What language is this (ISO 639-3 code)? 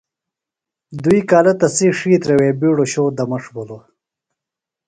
phl